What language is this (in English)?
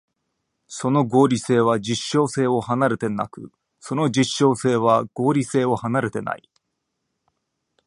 Japanese